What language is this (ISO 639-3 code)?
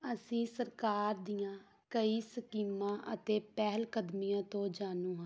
pan